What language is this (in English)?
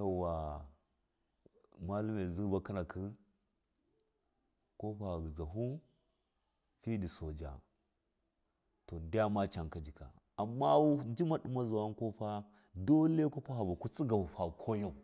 Miya